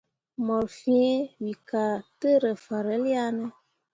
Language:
Mundang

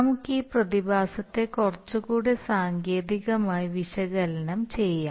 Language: Malayalam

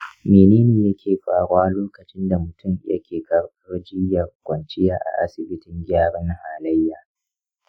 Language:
Hausa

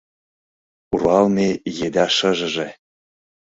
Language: Mari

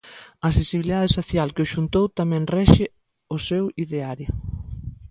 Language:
Galician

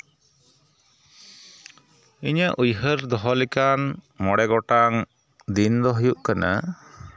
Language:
Santali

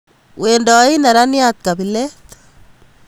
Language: Kalenjin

